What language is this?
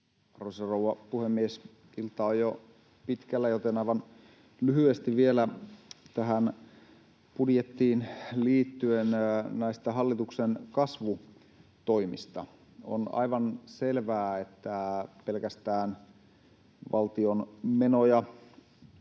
Finnish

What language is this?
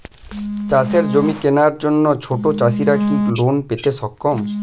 Bangla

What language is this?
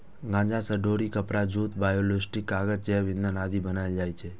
Maithili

